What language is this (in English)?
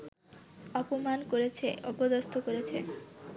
Bangla